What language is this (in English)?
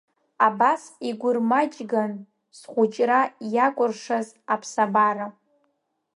Abkhazian